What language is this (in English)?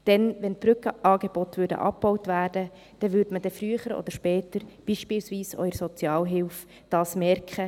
Swiss German